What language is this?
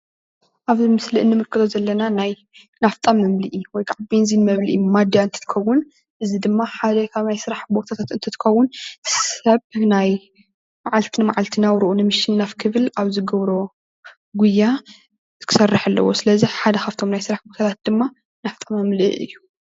Tigrinya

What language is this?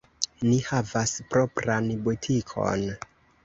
Esperanto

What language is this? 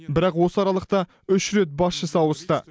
Kazakh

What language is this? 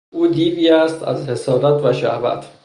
Persian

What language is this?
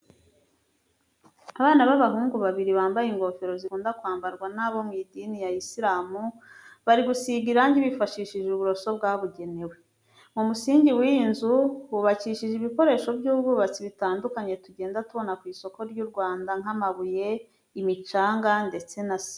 Kinyarwanda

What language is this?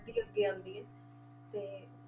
Punjabi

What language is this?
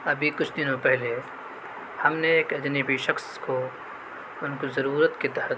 Urdu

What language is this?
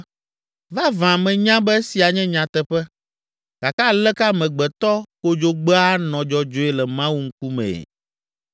Ewe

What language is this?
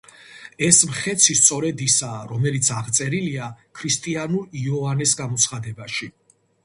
Georgian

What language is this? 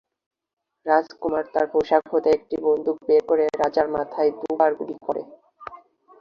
Bangla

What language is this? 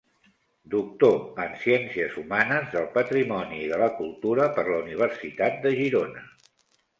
Catalan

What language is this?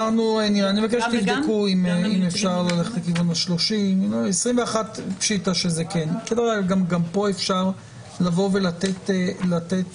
Hebrew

